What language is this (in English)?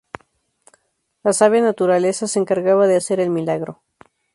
Spanish